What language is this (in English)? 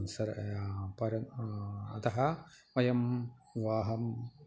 Sanskrit